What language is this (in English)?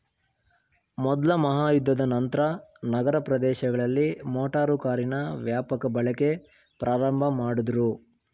Kannada